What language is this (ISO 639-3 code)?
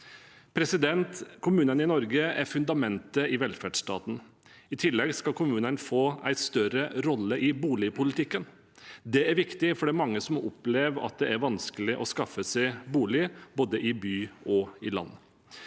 nor